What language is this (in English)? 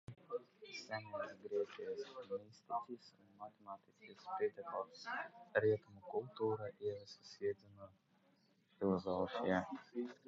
Latvian